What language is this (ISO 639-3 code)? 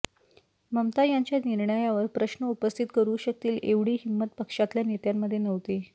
mar